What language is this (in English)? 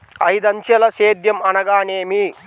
Telugu